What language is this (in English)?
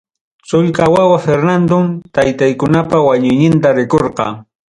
Ayacucho Quechua